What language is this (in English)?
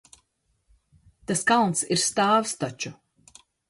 Latvian